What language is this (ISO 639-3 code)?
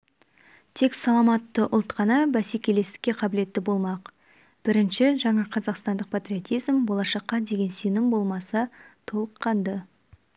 kaz